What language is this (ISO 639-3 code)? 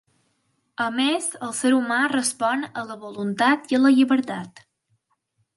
cat